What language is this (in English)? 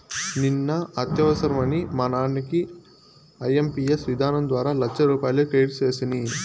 Telugu